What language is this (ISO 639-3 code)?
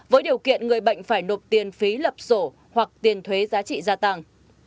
vie